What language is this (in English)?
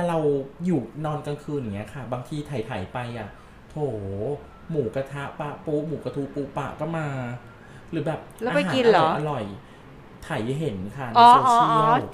Thai